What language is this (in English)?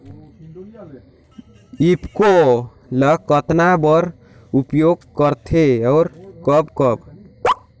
Chhattisgarhi